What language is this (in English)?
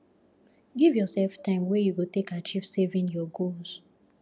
Nigerian Pidgin